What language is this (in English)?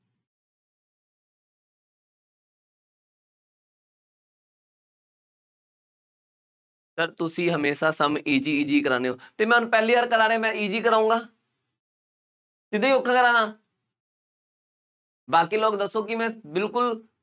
Punjabi